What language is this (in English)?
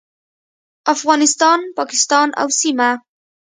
Pashto